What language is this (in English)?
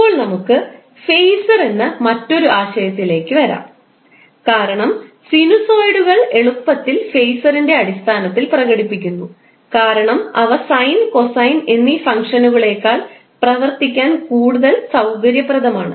Malayalam